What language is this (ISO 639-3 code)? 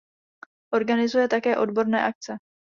ces